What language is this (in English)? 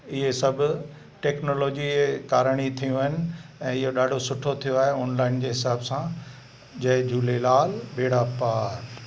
Sindhi